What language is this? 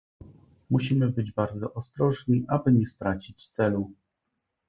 Polish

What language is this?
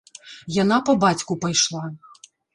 Belarusian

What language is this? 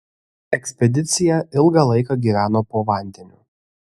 Lithuanian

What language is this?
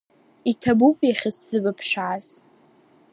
Abkhazian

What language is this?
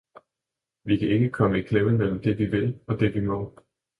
Danish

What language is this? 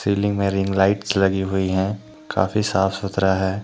Hindi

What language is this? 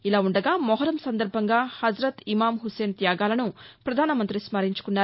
Telugu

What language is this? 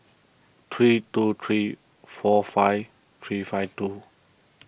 English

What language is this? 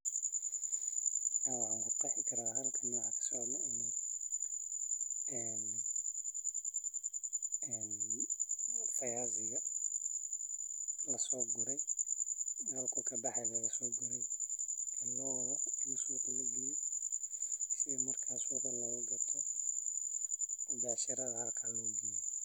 Somali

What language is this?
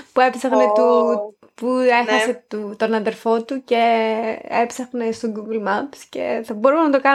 Greek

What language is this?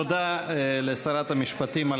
Hebrew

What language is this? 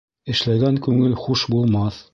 Bashkir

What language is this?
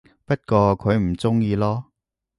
Cantonese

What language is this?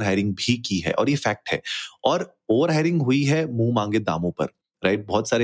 Hindi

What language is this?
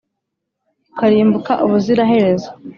Kinyarwanda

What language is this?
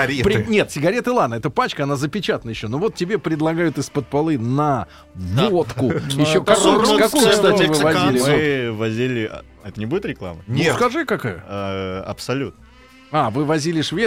Russian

